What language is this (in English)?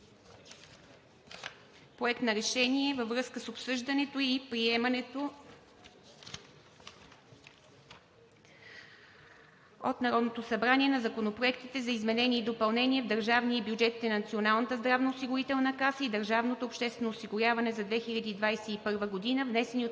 Bulgarian